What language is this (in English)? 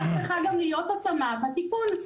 Hebrew